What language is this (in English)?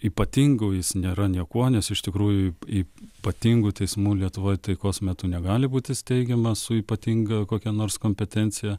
Lithuanian